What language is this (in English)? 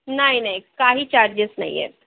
Marathi